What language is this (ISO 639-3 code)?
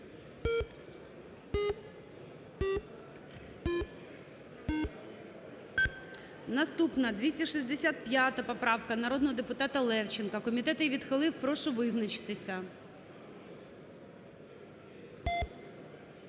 ukr